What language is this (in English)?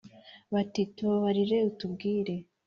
Kinyarwanda